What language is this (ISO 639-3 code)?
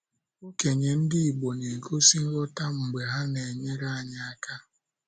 ibo